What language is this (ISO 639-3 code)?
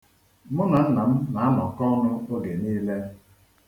ibo